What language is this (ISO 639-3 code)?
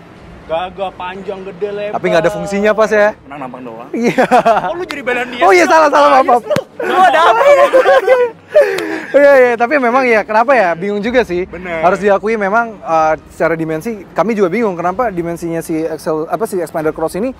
ind